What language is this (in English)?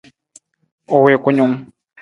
Nawdm